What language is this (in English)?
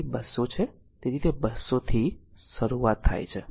Gujarati